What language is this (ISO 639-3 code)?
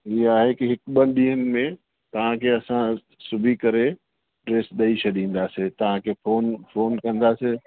snd